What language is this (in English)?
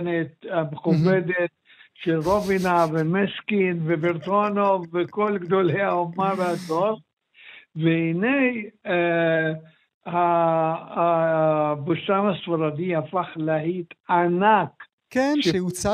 Hebrew